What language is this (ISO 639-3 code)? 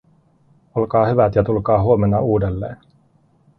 fin